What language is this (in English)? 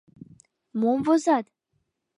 Mari